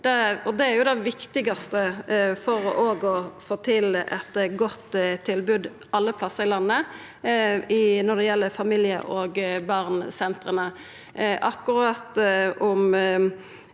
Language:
Norwegian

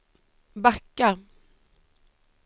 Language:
Swedish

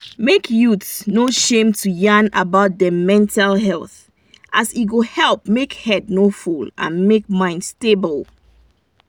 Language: Nigerian Pidgin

